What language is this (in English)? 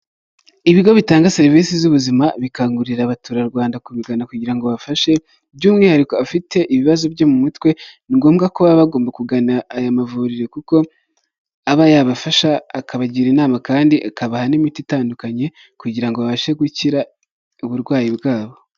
Kinyarwanda